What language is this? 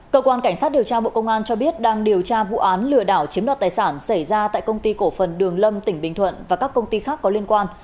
Vietnamese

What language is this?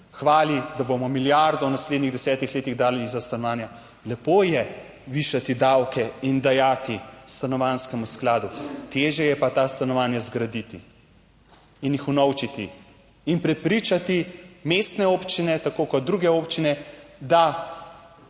Slovenian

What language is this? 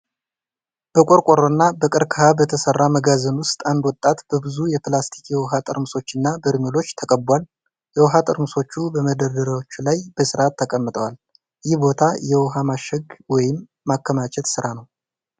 Amharic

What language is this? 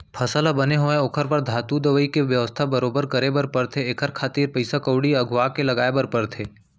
Chhattisgarhi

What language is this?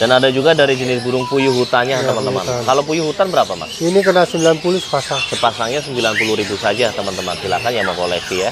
Indonesian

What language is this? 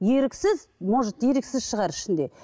Kazakh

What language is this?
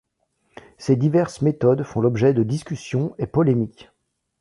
French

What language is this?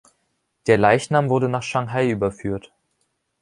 German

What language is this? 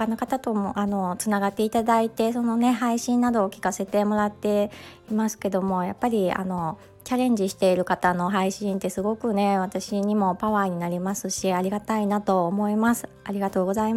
Japanese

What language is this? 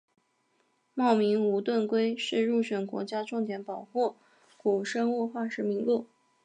Chinese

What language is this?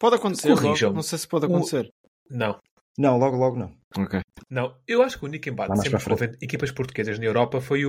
Portuguese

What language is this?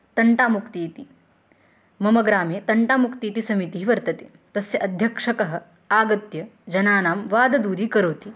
Sanskrit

